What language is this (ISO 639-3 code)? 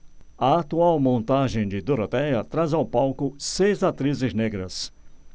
por